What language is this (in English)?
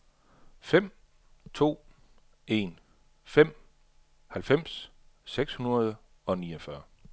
Danish